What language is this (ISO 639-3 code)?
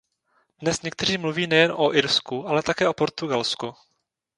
ces